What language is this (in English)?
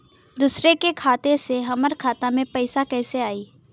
Bhojpuri